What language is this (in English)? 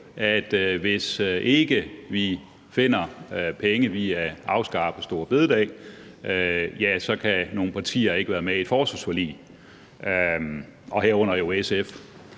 Danish